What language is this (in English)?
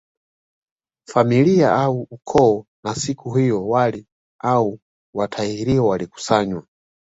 Swahili